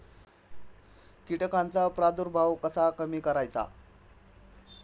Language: Marathi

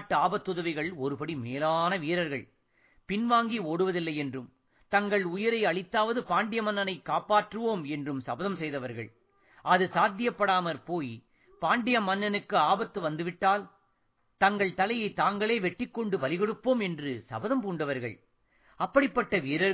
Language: Tamil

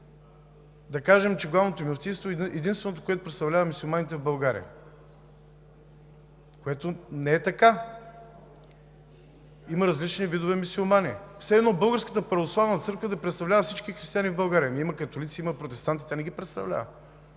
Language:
Bulgarian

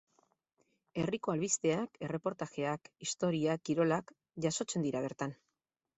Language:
Basque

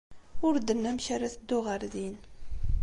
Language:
Kabyle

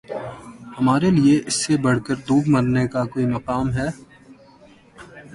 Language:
Urdu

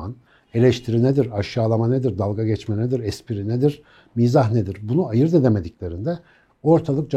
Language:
Turkish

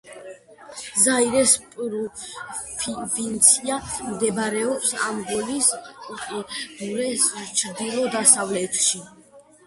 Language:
Georgian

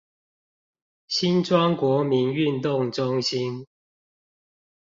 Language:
Chinese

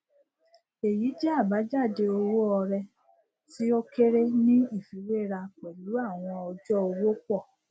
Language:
Yoruba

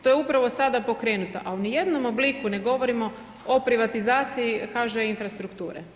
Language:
Croatian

